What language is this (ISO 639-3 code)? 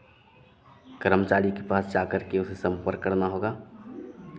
hin